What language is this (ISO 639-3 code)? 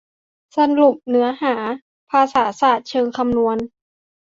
tha